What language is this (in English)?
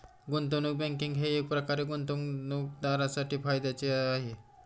Marathi